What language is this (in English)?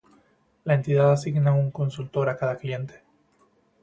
Spanish